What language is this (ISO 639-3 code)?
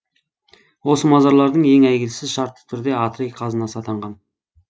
kaz